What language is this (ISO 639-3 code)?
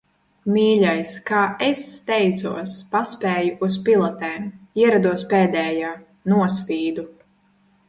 lav